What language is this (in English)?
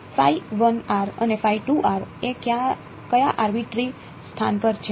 Gujarati